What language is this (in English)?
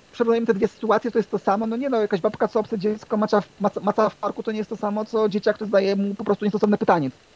Polish